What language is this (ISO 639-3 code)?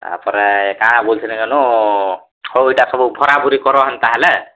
ori